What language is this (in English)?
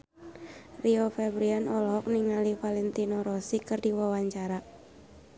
Sundanese